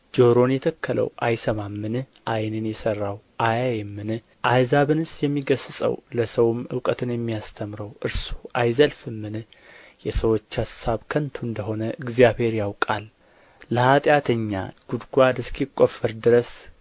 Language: Amharic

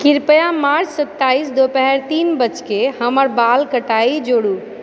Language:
Maithili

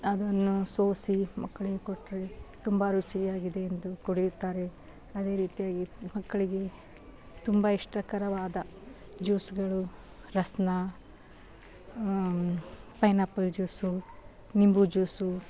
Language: Kannada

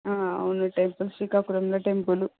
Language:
Telugu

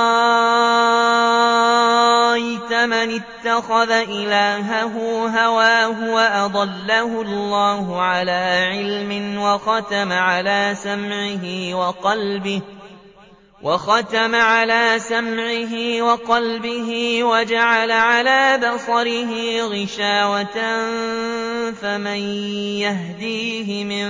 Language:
Arabic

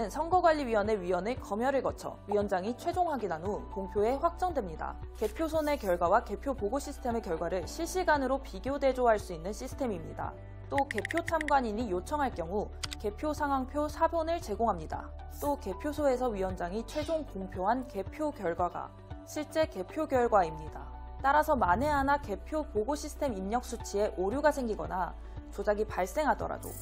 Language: Korean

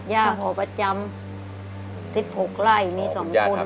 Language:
Thai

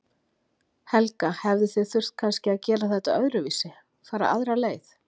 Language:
Icelandic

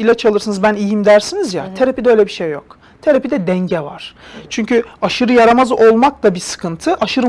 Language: Turkish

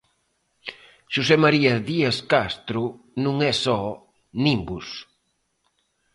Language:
Galician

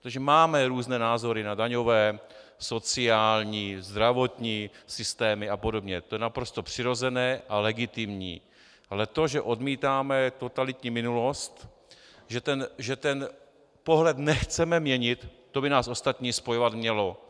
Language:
Czech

